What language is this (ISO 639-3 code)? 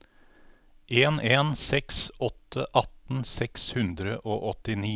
nor